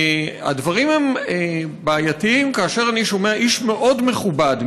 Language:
Hebrew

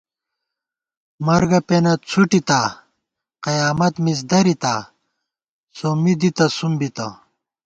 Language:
Gawar-Bati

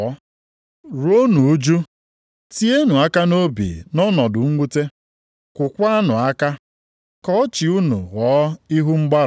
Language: Igbo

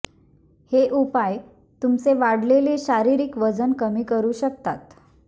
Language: Marathi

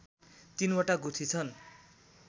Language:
Nepali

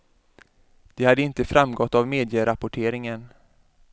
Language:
Swedish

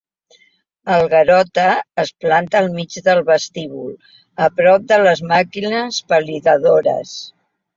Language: Catalan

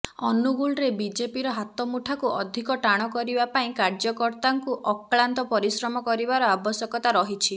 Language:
Odia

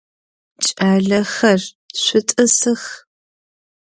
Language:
Adyghe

